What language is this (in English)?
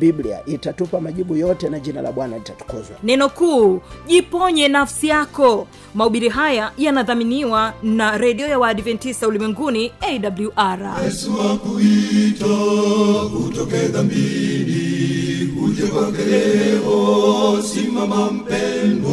Swahili